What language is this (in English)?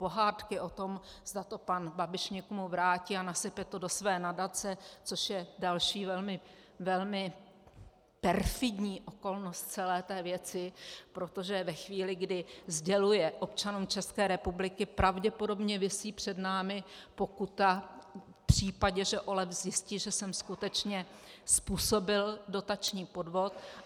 Czech